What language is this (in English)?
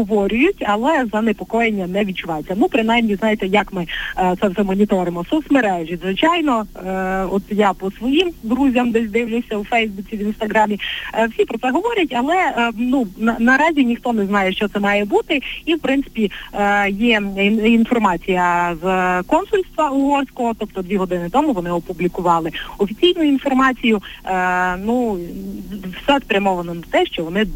Ukrainian